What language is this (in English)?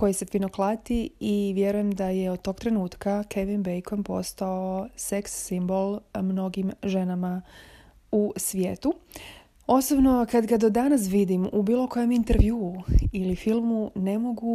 Croatian